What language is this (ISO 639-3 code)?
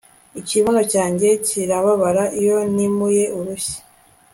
kin